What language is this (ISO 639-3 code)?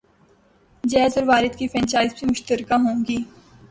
urd